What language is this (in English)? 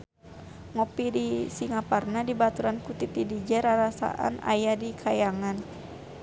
Sundanese